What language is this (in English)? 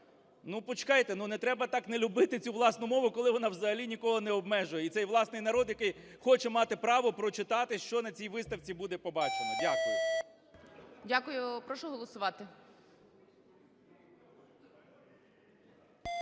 Ukrainian